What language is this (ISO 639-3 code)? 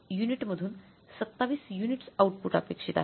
mar